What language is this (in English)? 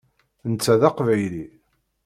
Kabyle